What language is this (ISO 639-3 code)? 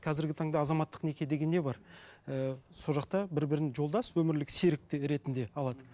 kaz